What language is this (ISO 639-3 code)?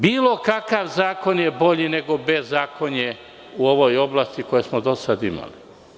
srp